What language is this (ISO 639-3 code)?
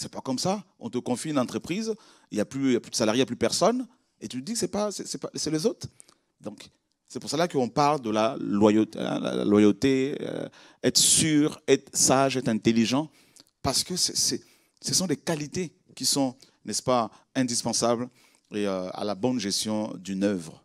fra